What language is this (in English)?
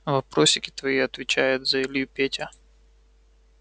Russian